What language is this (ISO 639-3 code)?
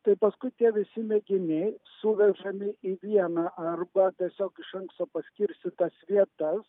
lit